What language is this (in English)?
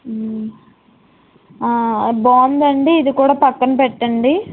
Telugu